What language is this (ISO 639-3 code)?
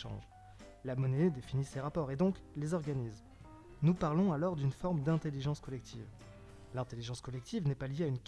fra